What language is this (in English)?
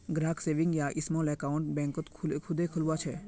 Magahi